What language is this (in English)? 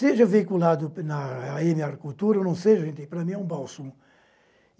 Portuguese